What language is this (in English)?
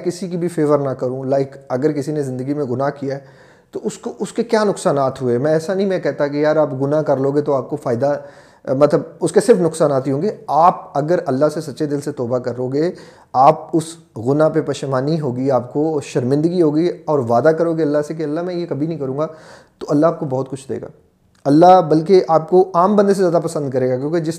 Urdu